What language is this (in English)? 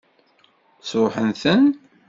Kabyle